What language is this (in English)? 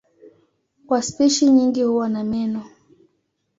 Swahili